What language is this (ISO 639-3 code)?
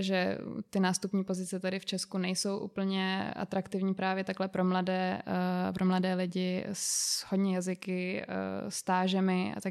ces